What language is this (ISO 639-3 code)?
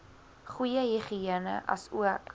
afr